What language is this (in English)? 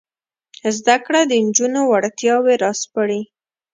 Pashto